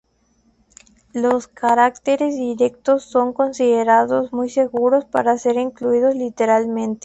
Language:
Spanish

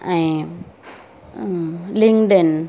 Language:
Sindhi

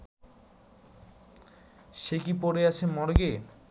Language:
Bangla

